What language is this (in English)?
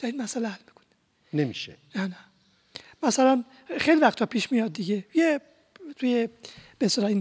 Persian